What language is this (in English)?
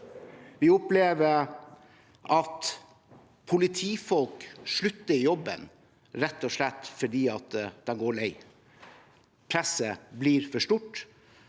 Norwegian